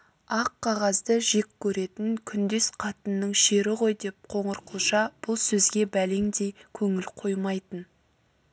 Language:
Kazakh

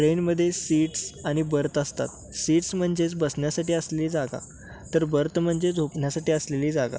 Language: Marathi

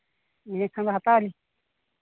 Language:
Santali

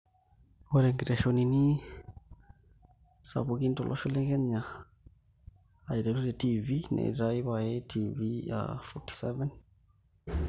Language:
Masai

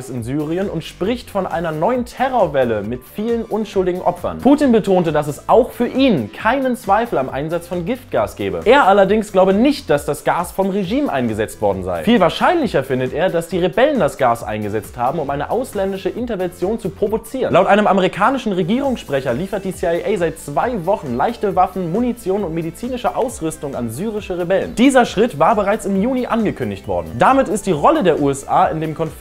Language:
German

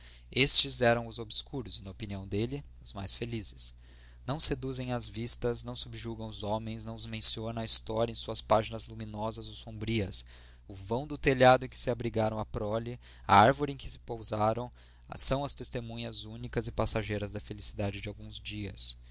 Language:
Portuguese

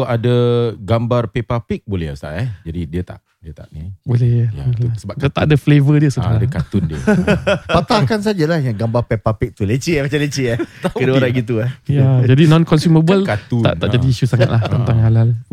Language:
Malay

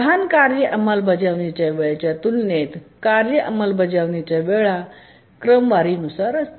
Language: Marathi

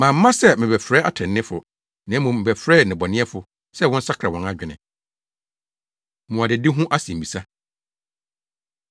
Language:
Akan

